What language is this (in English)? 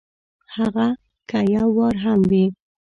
Pashto